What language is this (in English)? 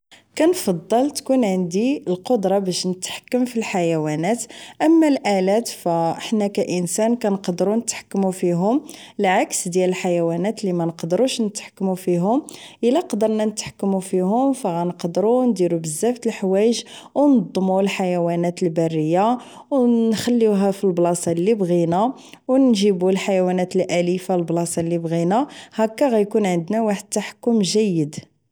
Moroccan Arabic